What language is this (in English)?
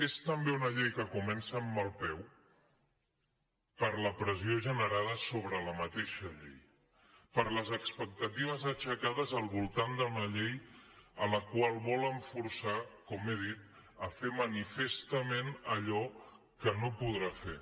Catalan